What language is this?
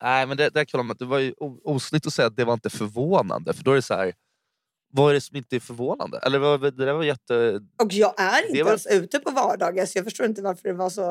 Swedish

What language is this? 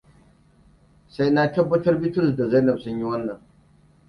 Hausa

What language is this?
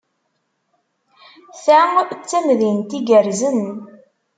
Kabyle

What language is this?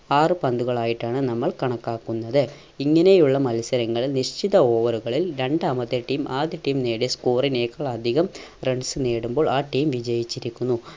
Malayalam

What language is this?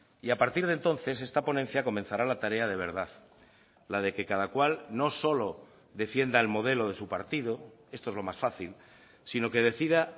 Spanish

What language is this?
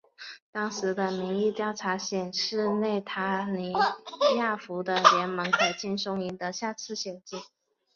Chinese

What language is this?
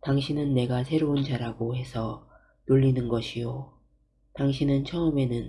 Korean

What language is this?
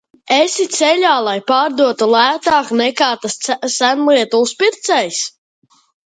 Latvian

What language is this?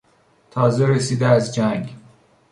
Persian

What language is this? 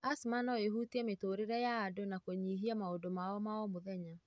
Kikuyu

